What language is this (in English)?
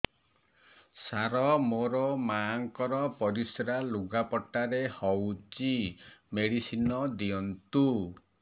Odia